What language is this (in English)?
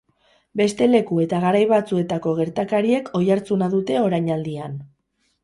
Basque